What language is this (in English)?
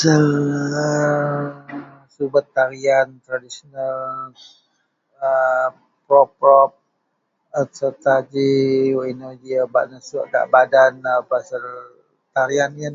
Central Melanau